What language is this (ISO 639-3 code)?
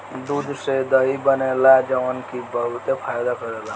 bho